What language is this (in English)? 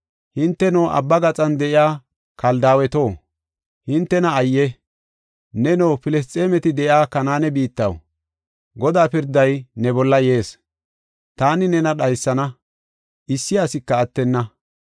Gofa